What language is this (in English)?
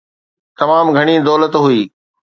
Sindhi